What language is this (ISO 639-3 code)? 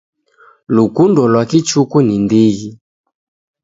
dav